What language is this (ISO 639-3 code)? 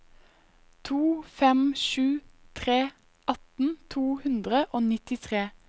nor